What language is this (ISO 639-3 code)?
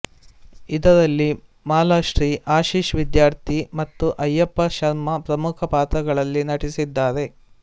kan